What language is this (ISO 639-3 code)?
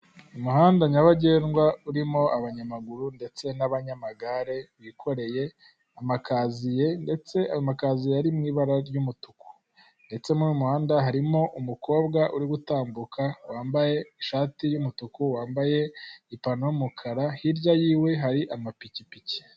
kin